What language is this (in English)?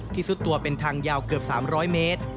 Thai